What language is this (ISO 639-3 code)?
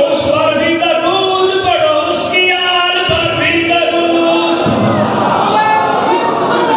ara